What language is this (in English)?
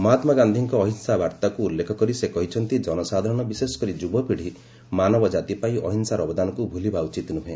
Odia